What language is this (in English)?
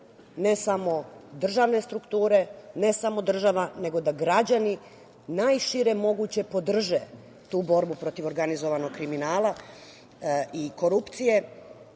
Serbian